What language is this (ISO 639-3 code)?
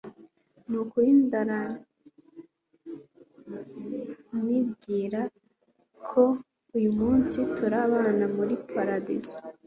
kin